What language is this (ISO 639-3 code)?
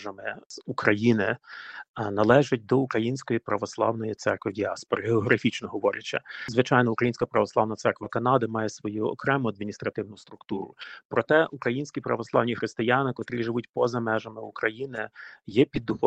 ukr